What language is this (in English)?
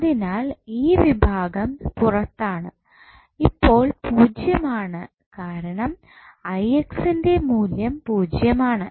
Malayalam